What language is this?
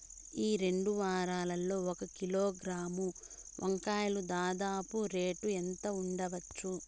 Telugu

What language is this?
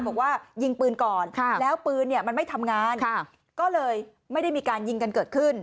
Thai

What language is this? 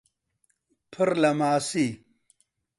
Central Kurdish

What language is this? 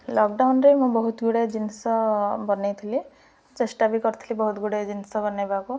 Odia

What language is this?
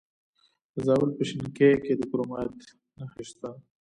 Pashto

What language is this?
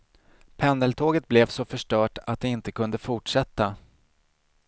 Swedish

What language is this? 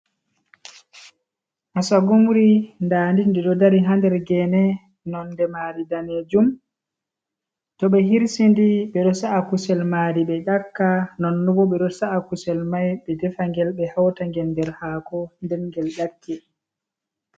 Fula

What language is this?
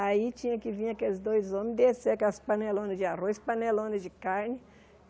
Portuguese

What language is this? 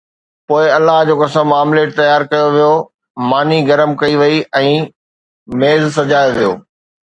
Sindhi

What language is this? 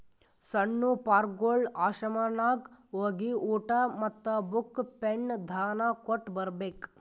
Kannada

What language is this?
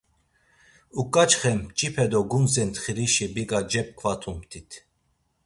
Laz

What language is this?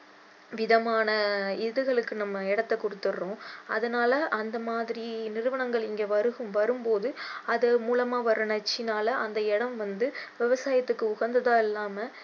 Tamil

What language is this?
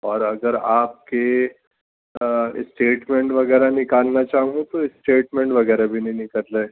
Urdu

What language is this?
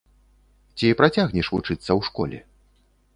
Belarusian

